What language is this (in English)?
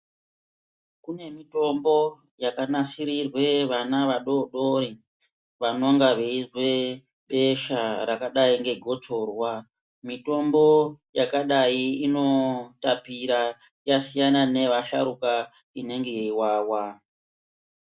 Ndau